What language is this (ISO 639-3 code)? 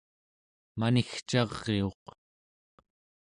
esu